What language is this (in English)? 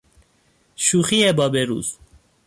Persian